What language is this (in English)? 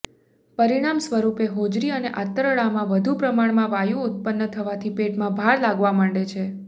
Gujarati